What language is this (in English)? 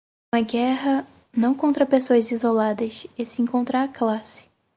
Portuguese